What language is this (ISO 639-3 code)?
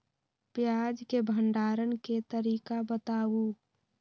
mag